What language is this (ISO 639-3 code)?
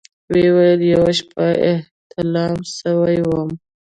pus